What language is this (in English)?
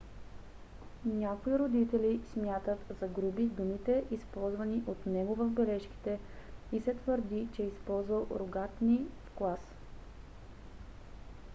Bulgarian